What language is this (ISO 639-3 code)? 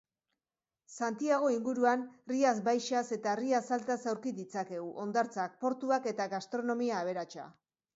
eus